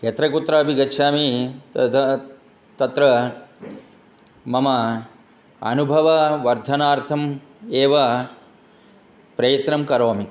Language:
Sanskrit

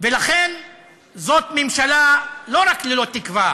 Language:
Hebrew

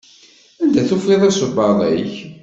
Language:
Kabyle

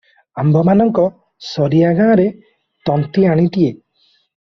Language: Odia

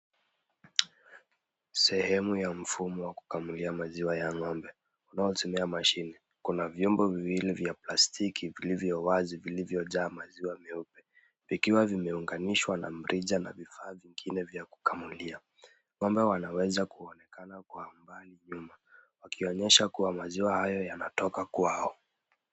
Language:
Swahili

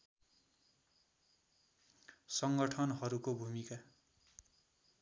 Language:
Nepali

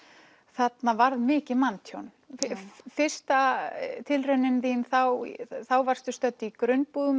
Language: Icelandic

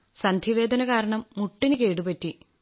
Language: Malayalam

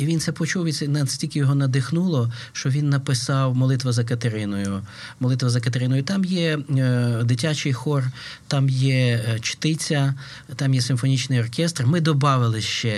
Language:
Ukrainian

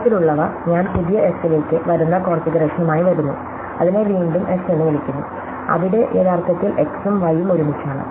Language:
Malayalam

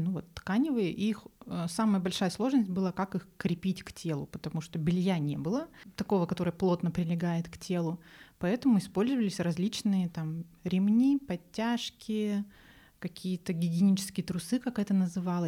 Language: Russian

